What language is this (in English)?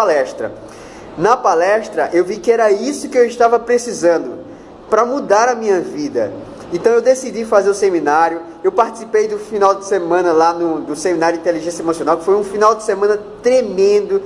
Portuguese